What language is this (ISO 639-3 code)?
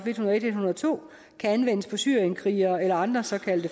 dan